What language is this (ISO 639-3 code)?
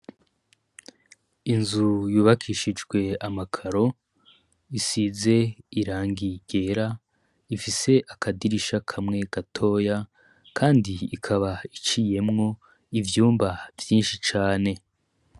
run